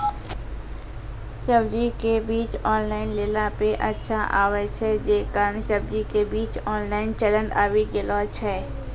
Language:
Maithili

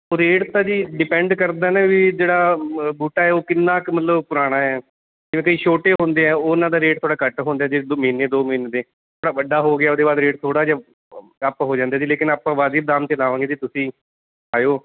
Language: Punjabi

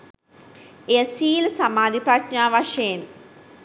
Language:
Sinhala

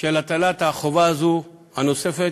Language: Hebrew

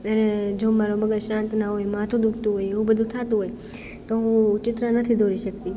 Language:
Gujarati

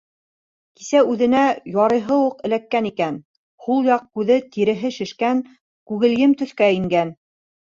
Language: Bashkir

